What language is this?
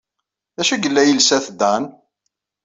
Kabyle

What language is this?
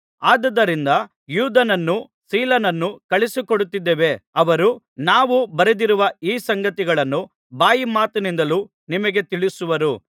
Kannada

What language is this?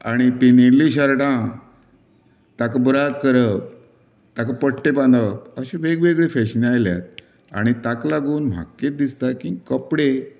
Konkani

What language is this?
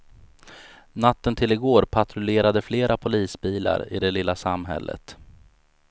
Swedish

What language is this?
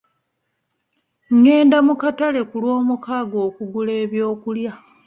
Ganda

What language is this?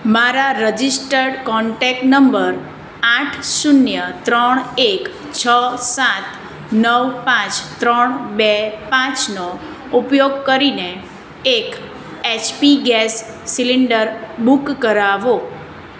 Gujarati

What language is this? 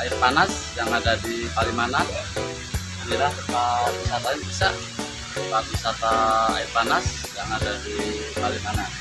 Indonesian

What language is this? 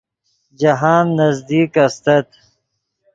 Yidgha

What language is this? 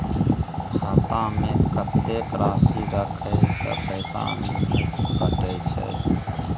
Maithili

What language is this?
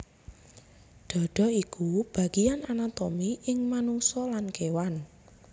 Javanese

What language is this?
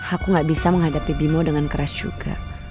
Indonesian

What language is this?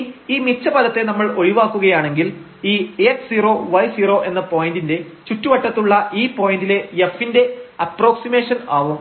Malayalam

